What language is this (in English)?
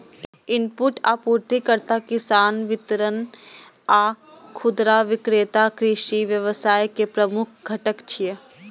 Maithili